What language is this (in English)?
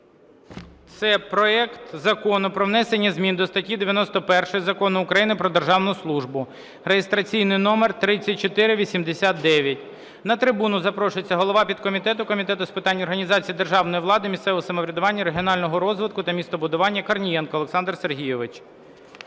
Ukrainian